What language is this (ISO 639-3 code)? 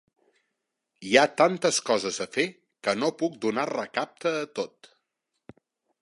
cat